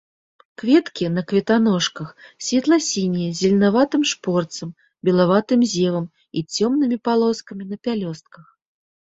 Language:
Belarusian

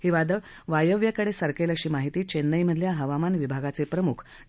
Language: Marathi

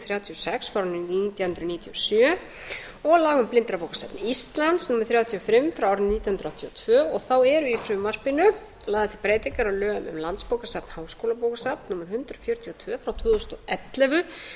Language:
Icelandic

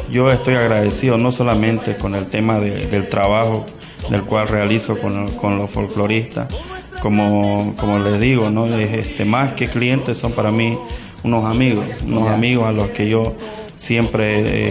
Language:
Spanish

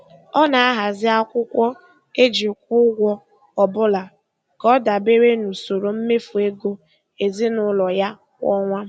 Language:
Igbo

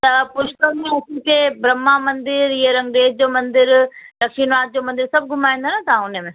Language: Sindhi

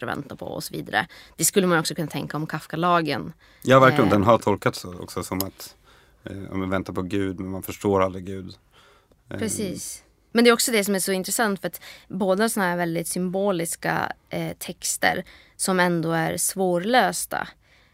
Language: Swedish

